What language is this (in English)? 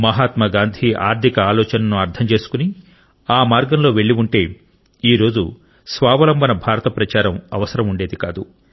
Telugu